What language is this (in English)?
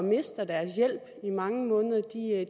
Danish